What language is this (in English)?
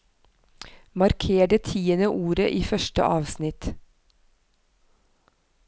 Norwegian